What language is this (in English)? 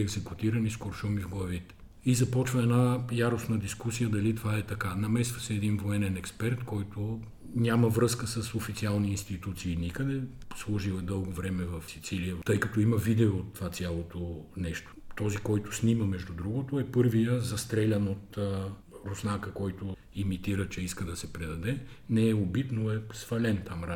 Bulgarian